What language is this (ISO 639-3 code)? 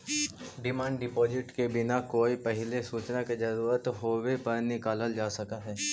mag